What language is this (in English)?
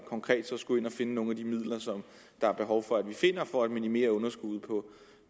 Danish